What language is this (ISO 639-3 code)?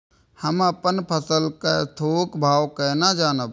mai